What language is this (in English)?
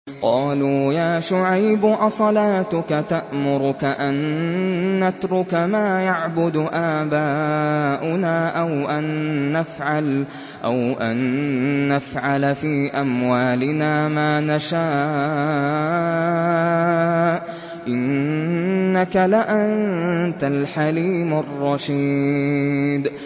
Arabic